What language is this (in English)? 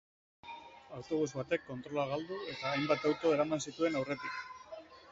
Basque